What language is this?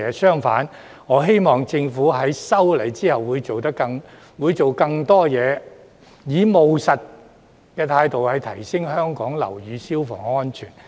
Cantonese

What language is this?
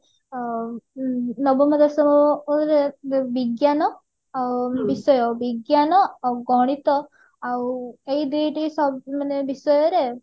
Odia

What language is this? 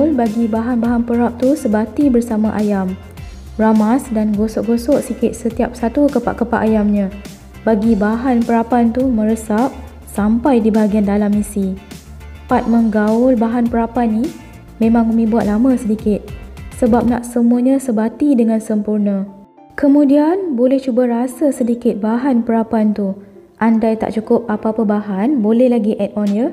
Malay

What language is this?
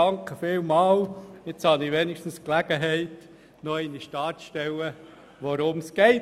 Swiss German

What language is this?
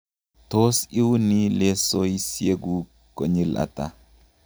Kalenjin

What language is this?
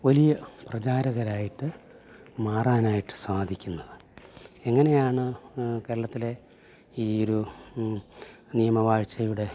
Malayalam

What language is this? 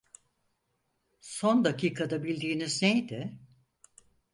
Turkish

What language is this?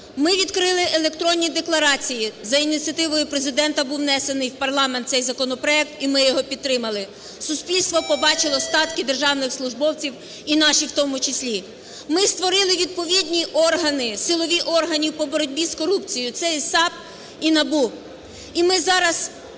Ukrainian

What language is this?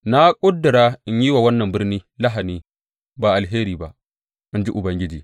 Hausa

